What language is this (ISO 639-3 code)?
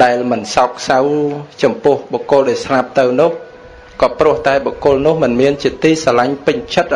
vie